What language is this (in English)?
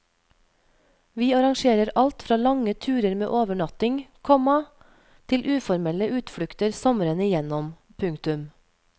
Norwegian